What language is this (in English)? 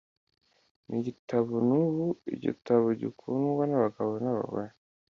Kinyarwanda